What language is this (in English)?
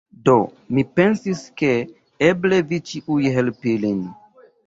Esperanto